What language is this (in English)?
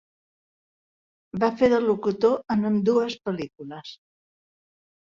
Catalan